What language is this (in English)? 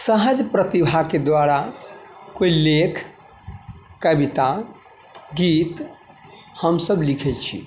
Maithili